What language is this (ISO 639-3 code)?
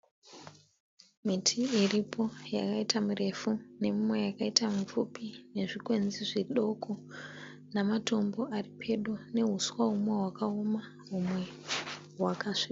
sna